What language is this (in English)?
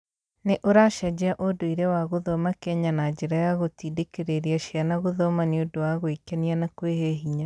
Kikuyu